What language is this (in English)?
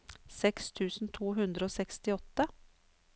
Norwegian